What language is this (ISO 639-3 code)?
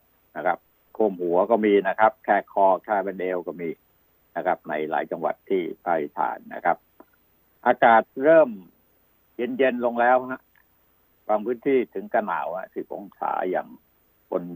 tha